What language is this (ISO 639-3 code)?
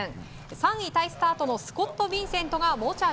jpn